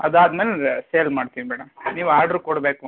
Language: Kannada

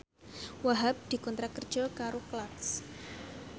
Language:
Javanese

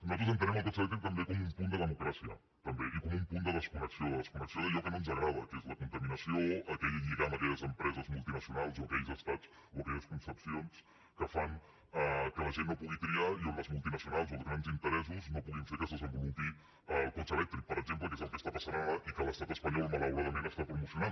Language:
Catalan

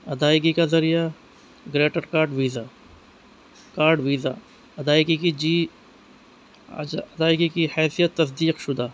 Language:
Urdu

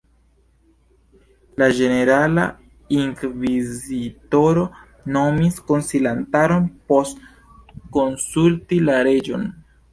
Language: Esperanto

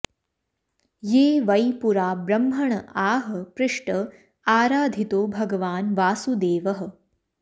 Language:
Sanskrit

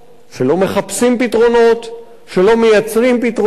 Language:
Hebrew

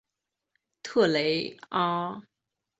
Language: Chinese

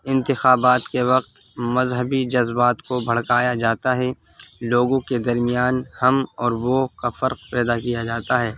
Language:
Urdu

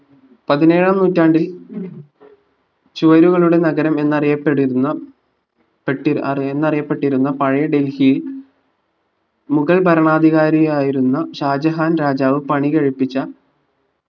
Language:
Malayalam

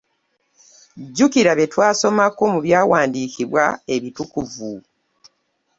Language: Ganda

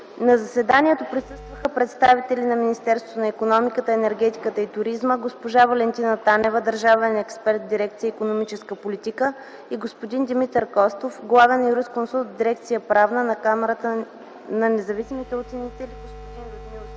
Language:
Bulgarian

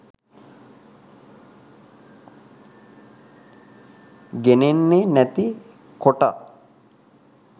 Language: Sinhala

